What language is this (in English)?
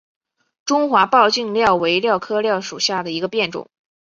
Chinese